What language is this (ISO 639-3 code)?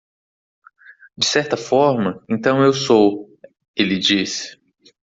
por